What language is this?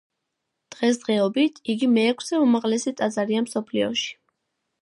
Georgian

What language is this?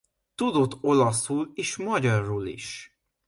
Hungarian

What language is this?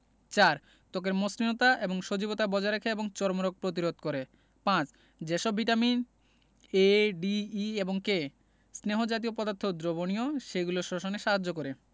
Bangla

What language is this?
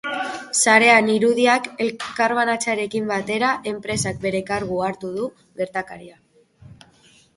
Basque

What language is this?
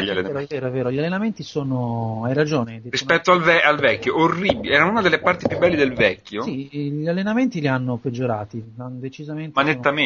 Italian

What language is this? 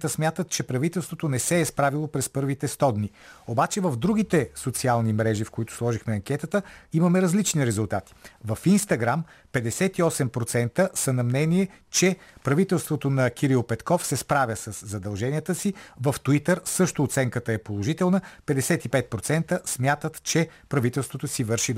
Bulgarian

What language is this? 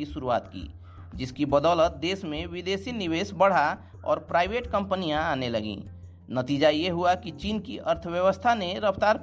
Hindi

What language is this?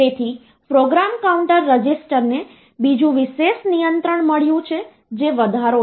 Gujarati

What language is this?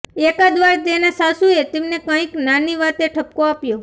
Gujarati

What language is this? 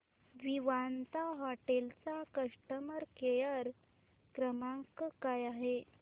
Marathi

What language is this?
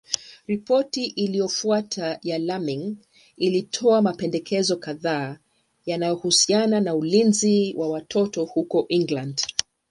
Swahili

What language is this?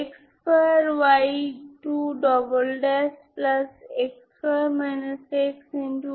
Bangla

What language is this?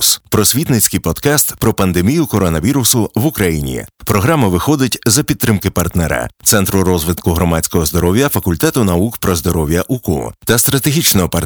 Ukrainian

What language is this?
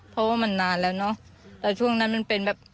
Thai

